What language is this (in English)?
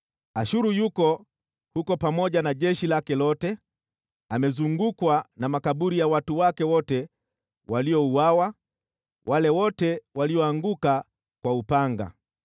Swahili